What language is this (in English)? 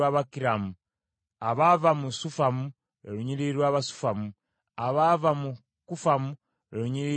Ganda